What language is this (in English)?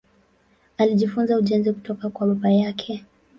Swahili